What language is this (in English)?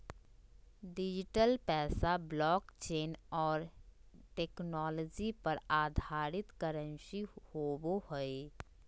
Magahi